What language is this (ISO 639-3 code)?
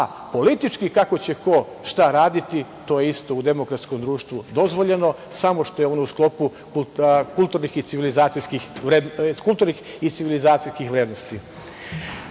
srp